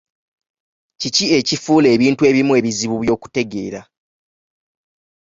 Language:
Ganda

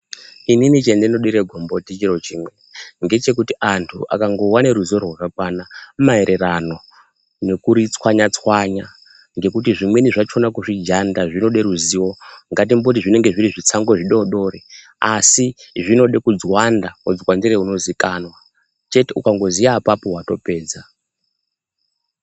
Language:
Ndau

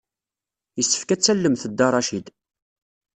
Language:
Kabyle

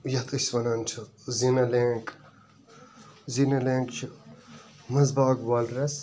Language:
Kashmiri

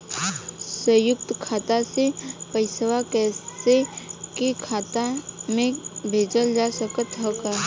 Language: Bhojpuri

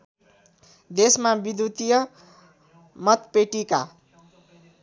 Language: Nepali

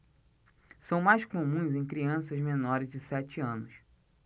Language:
Portuguese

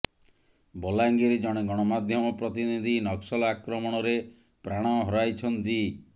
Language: Odia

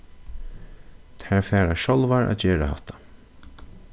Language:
Faroese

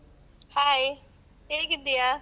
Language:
Kannada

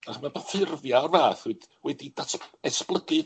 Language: Welsh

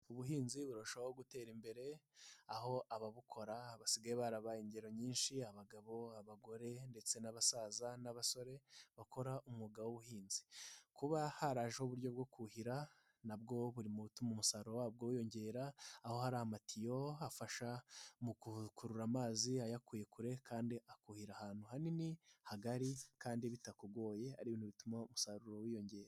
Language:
Kinyarwanda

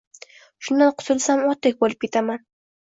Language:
Uzbek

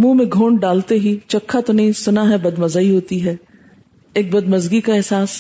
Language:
Urdu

